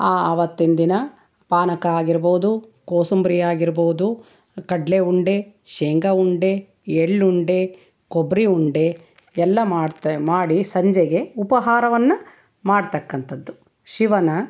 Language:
Kannada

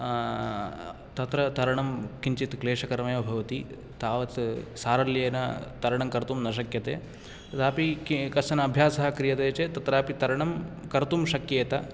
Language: Sanskrit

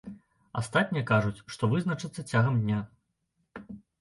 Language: Belarusian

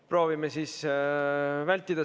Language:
Estonian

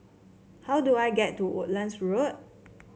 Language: English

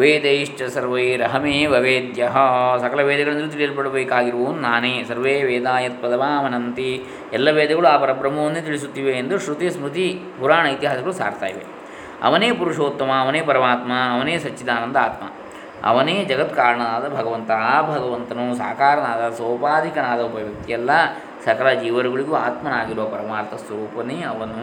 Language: Kannada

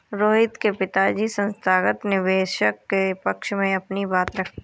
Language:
Hindi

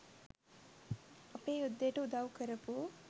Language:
Sinhala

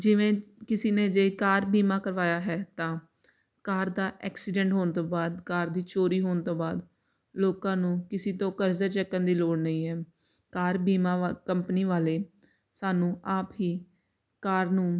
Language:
Punjabi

